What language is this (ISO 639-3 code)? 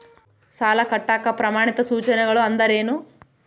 kan